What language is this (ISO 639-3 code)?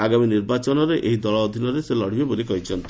ori